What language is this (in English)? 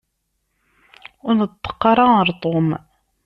Kabyle